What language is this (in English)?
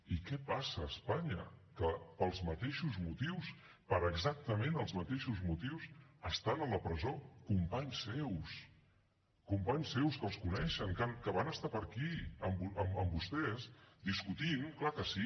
Catalan